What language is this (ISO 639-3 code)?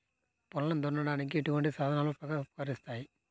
tel